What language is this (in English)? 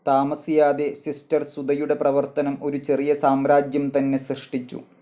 Malayalam